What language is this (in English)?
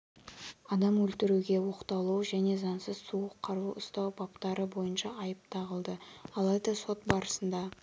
Kazakh